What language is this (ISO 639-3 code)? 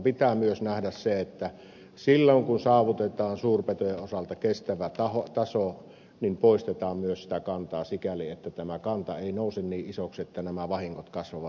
fin